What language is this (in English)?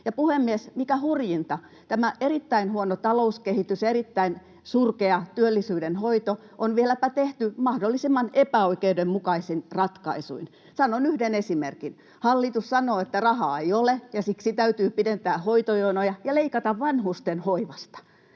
Finnish